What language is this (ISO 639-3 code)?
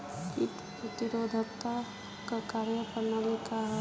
bho